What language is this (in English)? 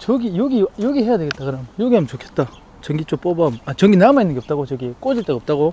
Korean